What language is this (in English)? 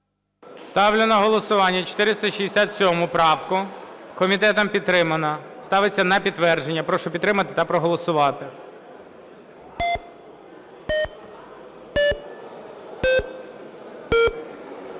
Ukrainian